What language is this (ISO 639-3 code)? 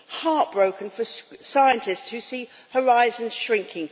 eng